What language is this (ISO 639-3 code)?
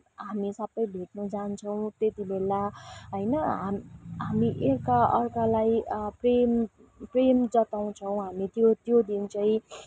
nep